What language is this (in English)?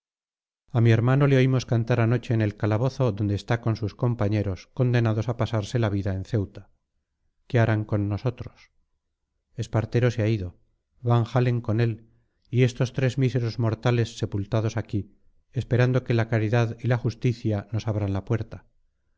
Spanish